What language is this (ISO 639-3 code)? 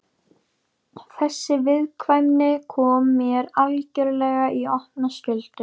isl